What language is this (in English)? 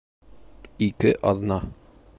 Bashkir